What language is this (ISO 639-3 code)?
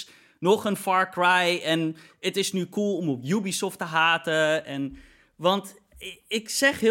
nld